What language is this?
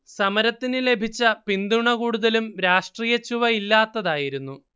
Malayalam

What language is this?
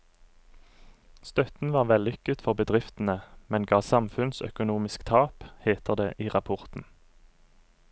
Norwegian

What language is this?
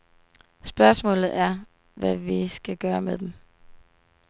Danish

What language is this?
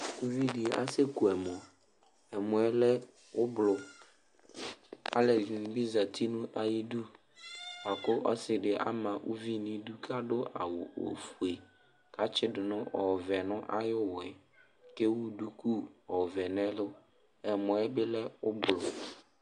Ikposo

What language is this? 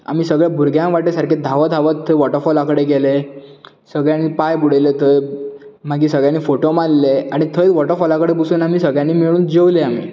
Konkani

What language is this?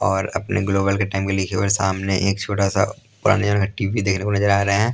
Hindi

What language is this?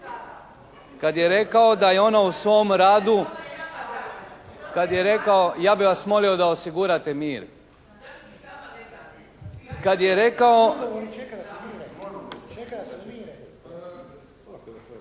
Croatian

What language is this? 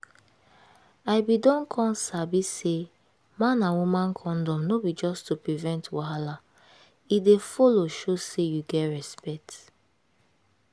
Nigerian Pidgin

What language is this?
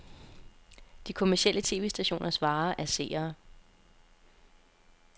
Danish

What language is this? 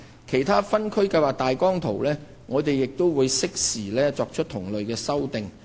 Cantonese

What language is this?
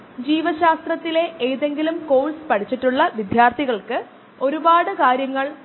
Malayalam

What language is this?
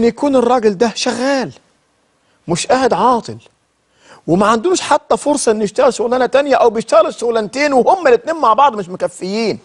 Arabic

